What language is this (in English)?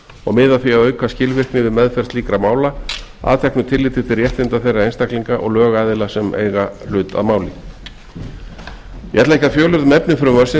Icelandic